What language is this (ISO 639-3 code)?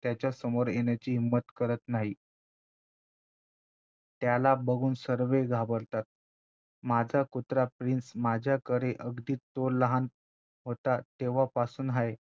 mar